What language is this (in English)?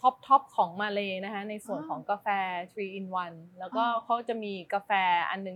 Thai